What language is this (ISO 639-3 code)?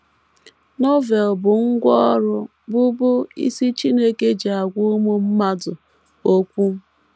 ibo